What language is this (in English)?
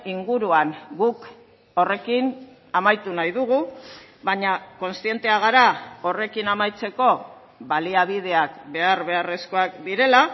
Basque